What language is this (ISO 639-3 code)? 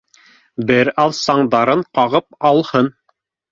bak